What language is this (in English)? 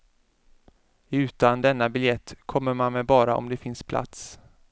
Swedish